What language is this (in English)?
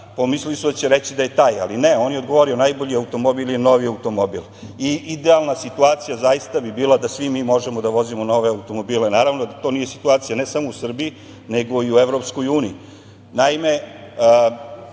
Serbian